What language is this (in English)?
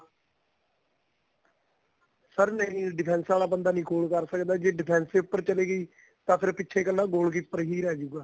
Punjabi